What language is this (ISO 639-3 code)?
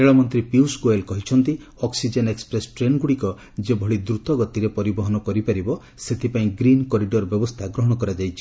ori